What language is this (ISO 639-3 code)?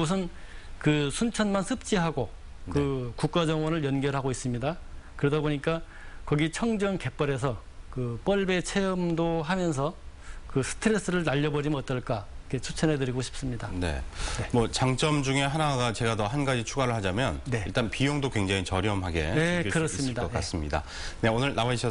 kor